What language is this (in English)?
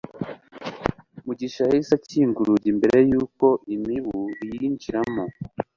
Kinyarwanda